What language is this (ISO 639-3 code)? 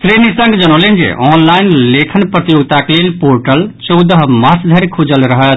mai